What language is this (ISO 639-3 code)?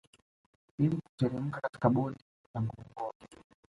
swa